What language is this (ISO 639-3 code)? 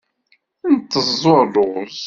kab